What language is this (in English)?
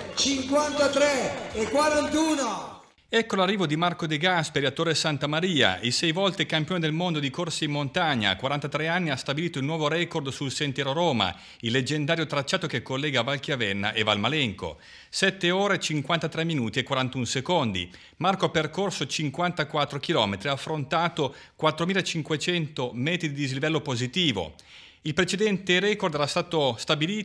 Italian